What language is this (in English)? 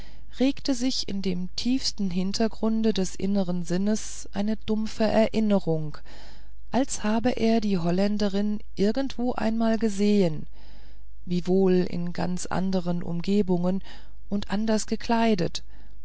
German